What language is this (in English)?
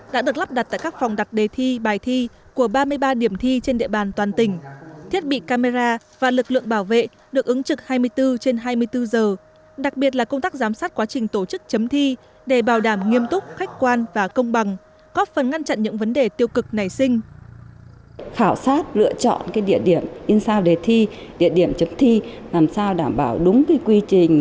Vietnamese